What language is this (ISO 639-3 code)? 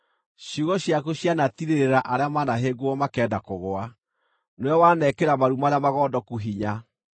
kik